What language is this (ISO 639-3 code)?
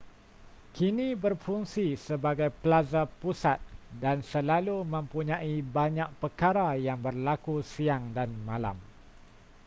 msa